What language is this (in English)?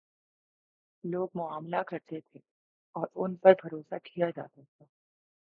Urdu